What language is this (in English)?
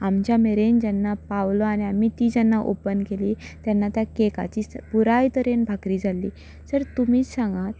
Konkani